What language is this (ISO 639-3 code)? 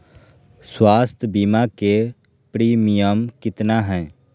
mag